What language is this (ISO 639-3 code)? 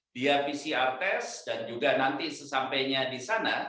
ind